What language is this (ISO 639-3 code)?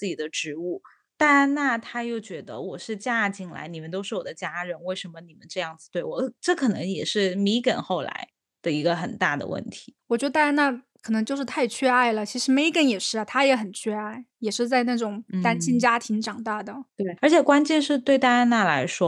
zho